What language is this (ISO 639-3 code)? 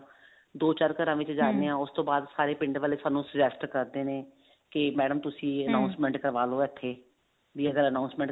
pan